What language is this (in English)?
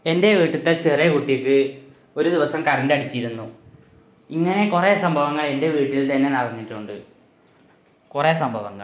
Malayalam